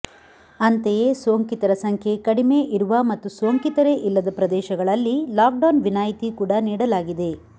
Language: Kannada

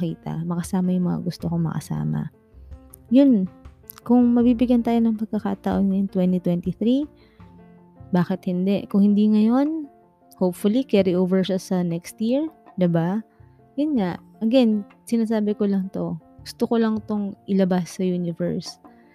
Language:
Filipino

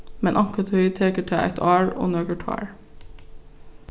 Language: Faroese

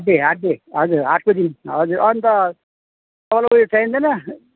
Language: Nepali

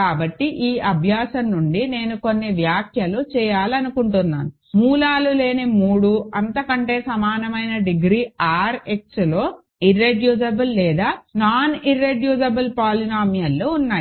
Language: Telugu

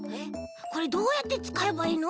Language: Japanese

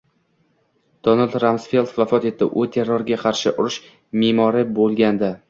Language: Uzbek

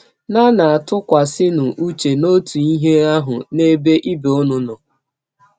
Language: Igbo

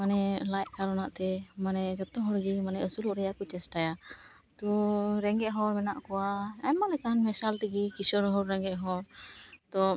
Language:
Santali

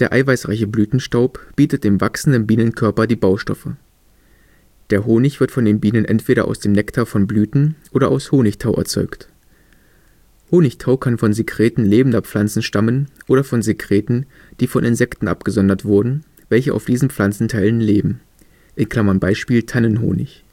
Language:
German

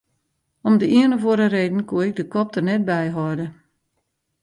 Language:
Western Frisian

